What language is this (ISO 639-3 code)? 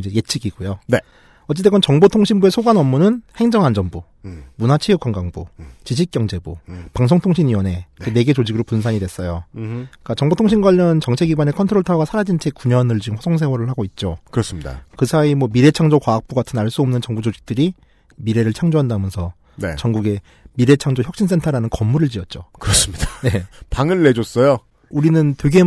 kor